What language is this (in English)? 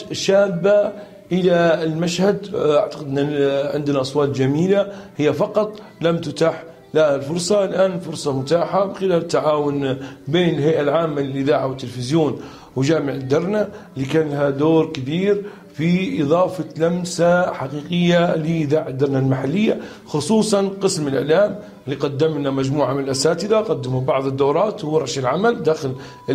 Arabic